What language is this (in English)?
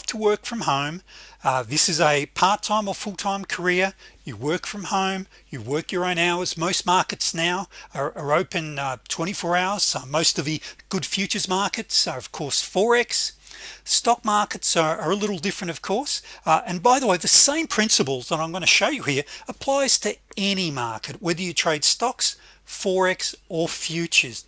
English